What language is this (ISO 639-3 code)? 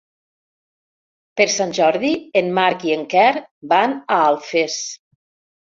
cat